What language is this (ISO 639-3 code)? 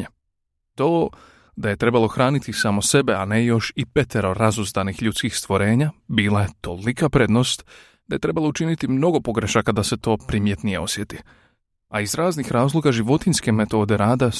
hrv